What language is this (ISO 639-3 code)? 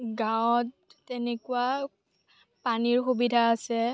asm